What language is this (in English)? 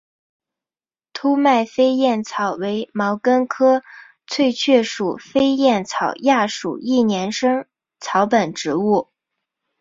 Chinese